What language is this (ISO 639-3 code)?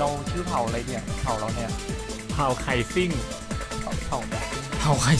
tha